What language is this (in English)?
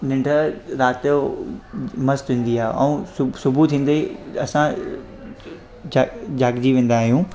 Sindhi